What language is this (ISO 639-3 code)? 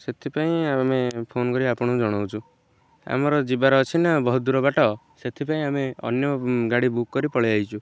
ori